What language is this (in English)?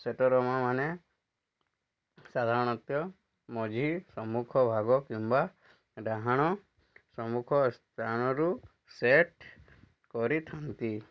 Odia